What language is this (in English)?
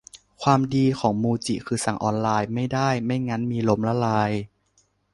Thai